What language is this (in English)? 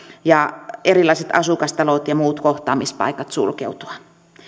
Finnish